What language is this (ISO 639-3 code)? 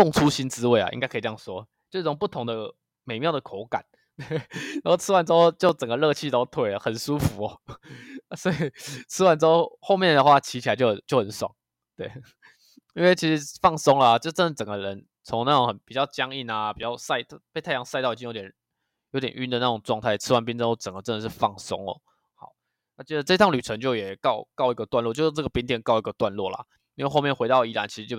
zho